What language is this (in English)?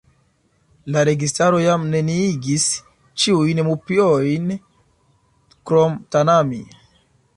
Esperanto